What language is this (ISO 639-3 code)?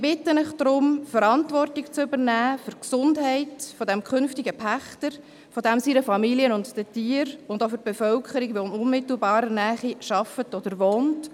gsw